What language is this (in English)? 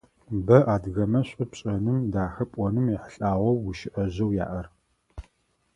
Adyghe